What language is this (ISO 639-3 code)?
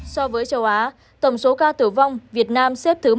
vie